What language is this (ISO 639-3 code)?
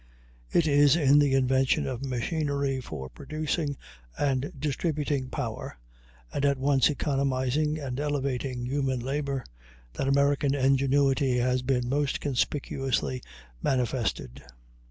eng